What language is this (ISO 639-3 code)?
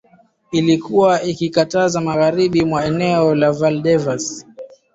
swa